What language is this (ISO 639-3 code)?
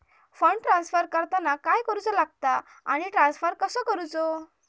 mar